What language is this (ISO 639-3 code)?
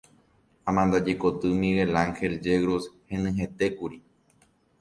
grn